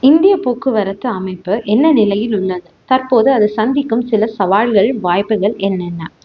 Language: Tamil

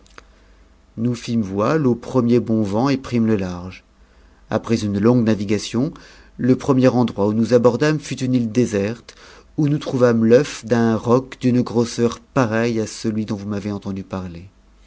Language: French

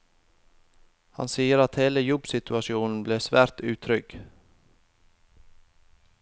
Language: Norwegian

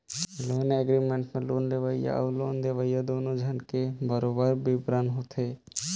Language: Chhattisgarhi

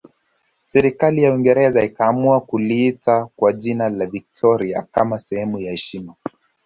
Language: Swahili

